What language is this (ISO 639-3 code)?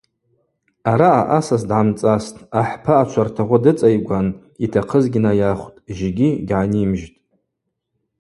abq